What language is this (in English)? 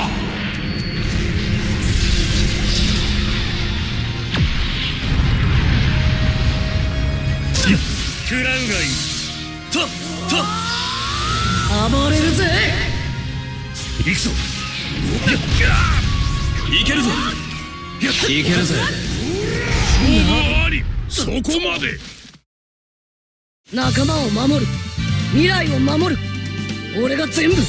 Japanese